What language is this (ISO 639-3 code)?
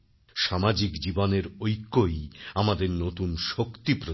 ben